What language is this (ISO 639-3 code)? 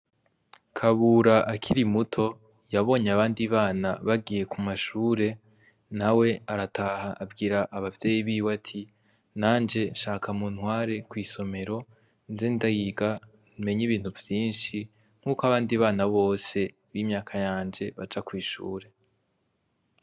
run